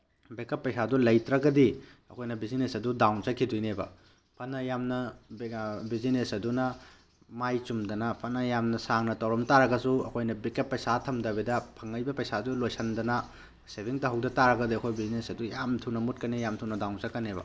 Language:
Manipuri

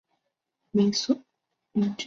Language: Chinese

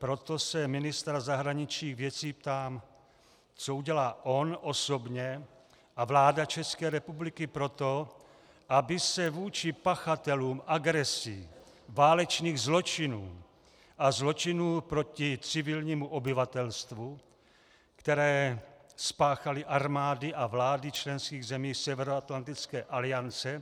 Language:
Czech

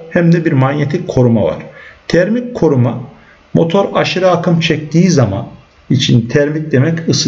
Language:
Turkish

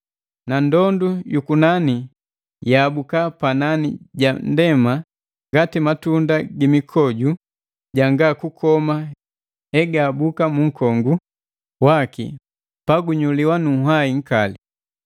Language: Matengo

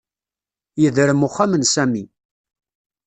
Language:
Kabyle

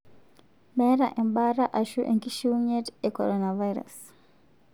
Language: Masai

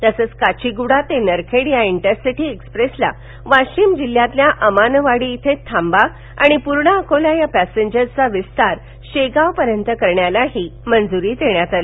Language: Marathi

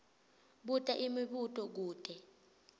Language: Swati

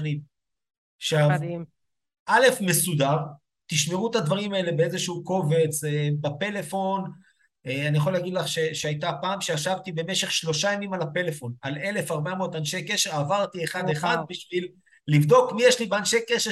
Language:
Hebrew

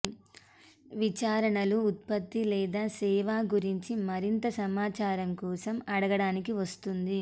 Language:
Telugu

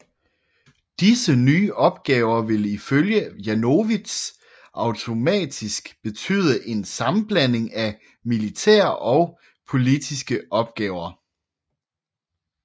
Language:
Danish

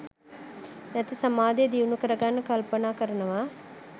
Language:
Sinhala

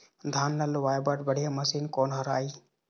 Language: Chhattisgarhi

